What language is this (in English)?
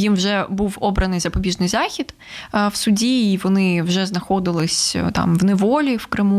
Ukrainian